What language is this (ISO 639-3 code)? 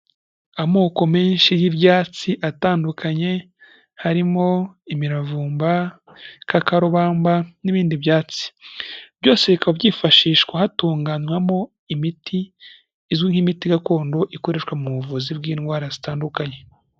kin